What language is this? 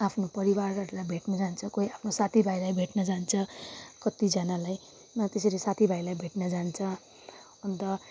Nepali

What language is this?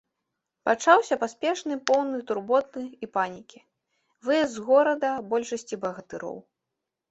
Belarusian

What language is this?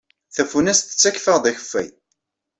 Kabyle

